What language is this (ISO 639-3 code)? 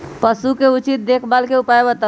mag